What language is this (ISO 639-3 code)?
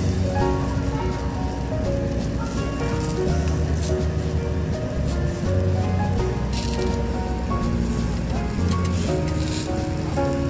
kor